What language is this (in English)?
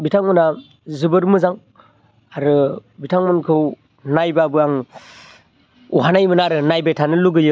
Bodo